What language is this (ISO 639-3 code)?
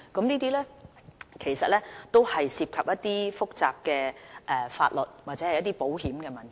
yue